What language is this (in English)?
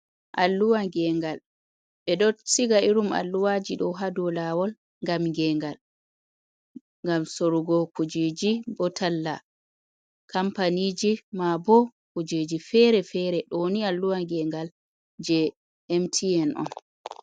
Fula